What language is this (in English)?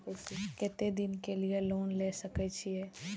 Maithili